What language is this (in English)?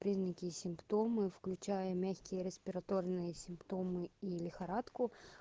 Russian